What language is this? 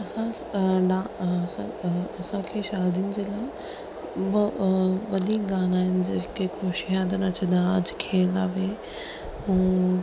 Sindhi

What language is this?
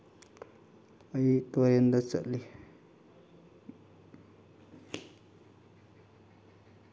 Manipuri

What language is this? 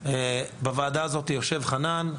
Hebrew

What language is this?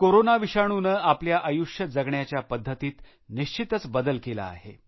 Marathi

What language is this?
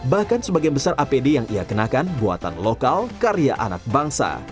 Indonesian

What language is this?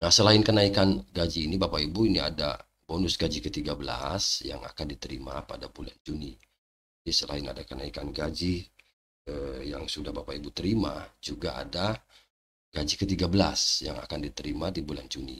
Indonesian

